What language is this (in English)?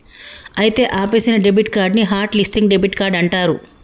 Telugu